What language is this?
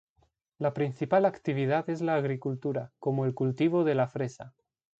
Spanish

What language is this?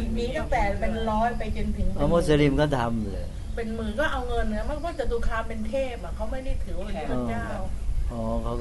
Thai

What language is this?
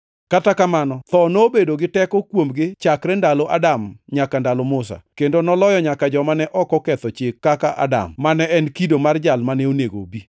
Luo (Kenya and Tanzania)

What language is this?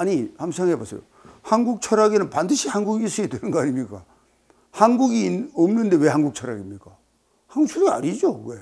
Korean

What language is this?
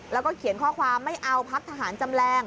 Thai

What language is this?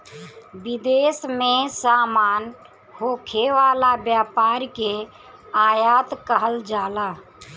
Bhojpuri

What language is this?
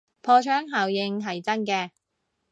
Cantonese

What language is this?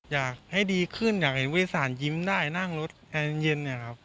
Thai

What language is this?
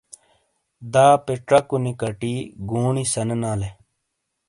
Shina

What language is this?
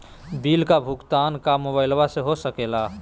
Magahi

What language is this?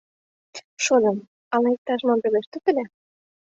Mari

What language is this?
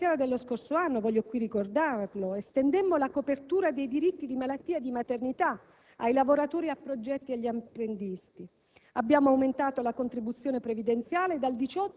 Italian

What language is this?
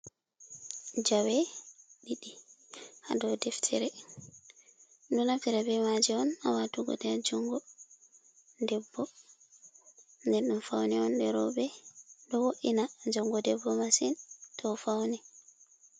Fula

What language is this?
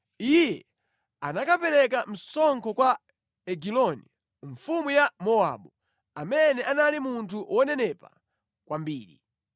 Nyanja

